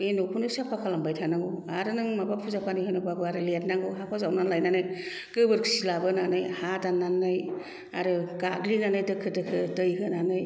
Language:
Bodo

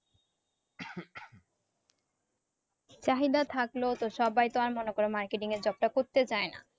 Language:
Bangla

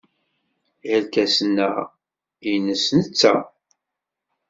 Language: Kabyle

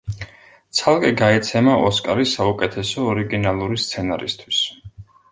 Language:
Georgian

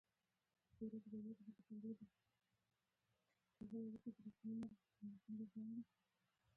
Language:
Pashto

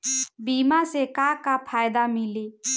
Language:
Bhojpuri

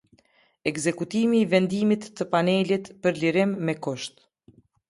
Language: Albanian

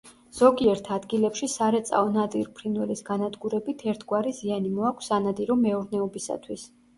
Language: Georgian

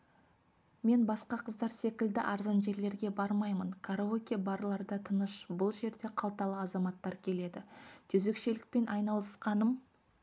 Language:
Kazakh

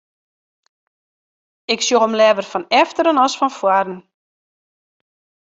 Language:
Western Frisian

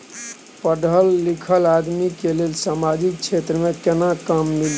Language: Maithili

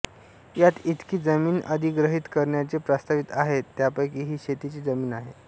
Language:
Marathi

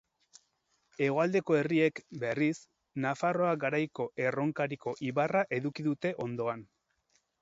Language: Basque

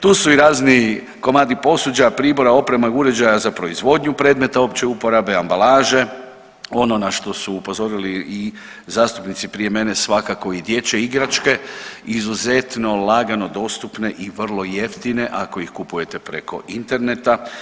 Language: Croatian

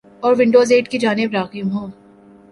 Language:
Urdu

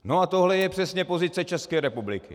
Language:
Czech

